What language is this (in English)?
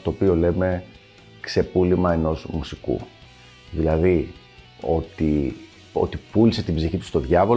Greek